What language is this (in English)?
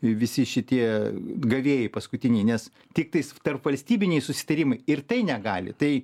Lithuanian